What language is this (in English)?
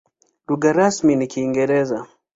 Swahili